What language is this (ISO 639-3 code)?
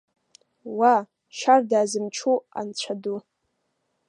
abk